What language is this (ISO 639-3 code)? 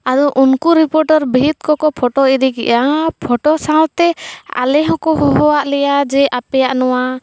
sat